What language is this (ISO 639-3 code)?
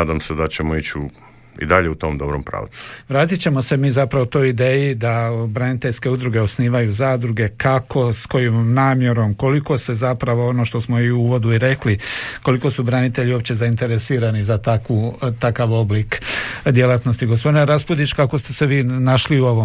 hrv